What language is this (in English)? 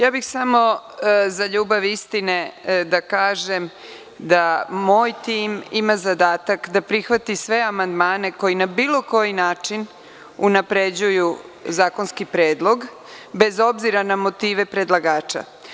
Serbian